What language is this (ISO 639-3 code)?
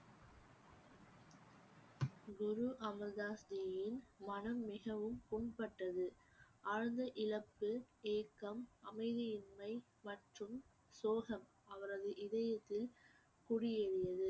tam